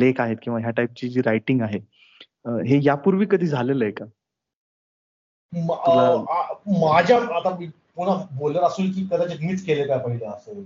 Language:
Marathi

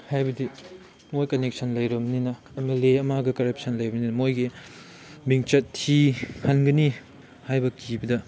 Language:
Manipuri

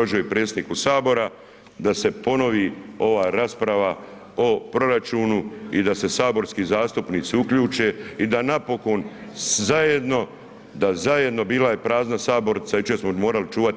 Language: Croatian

